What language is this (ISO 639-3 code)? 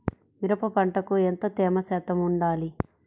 tel